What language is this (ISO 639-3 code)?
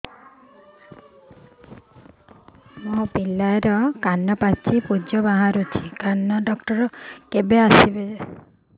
ori